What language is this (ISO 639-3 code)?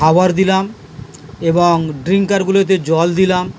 ben